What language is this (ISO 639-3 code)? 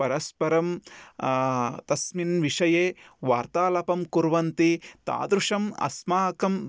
san